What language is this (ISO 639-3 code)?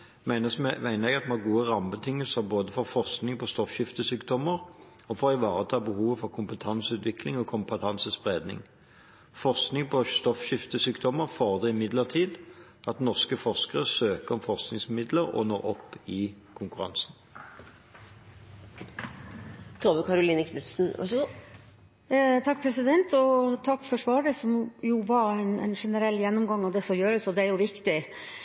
nob